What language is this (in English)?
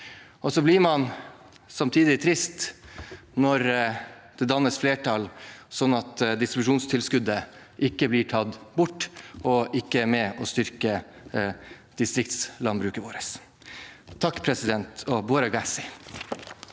Norwegian